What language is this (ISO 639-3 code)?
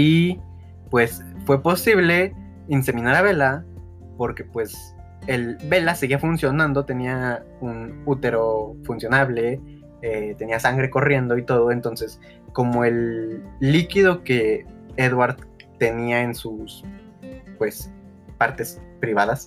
spa